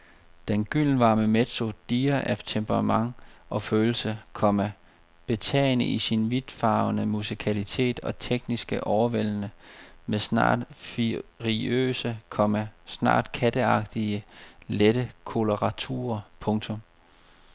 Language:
Danish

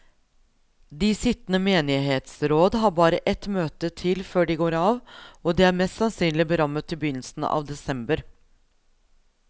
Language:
Norwegian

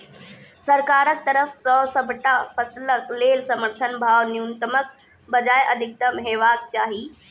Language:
Maithili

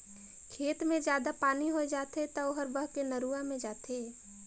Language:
Chhattisgarhi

